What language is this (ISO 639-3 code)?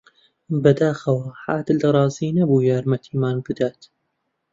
ckb